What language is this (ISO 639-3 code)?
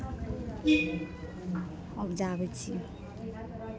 mai